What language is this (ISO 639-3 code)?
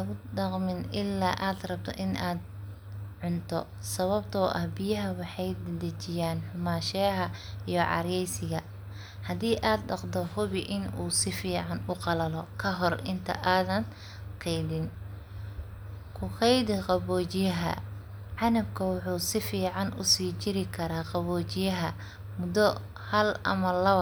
som